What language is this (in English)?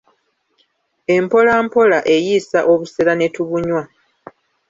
Ganda